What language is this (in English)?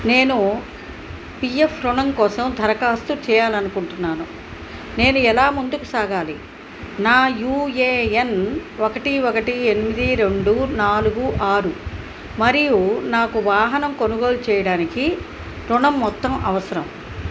Telugu